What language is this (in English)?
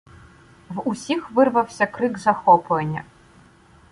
Ukrainian